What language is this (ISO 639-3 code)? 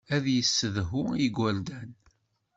kab